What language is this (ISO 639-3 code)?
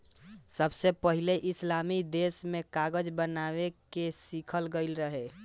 bho